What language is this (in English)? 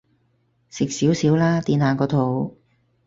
Cantonese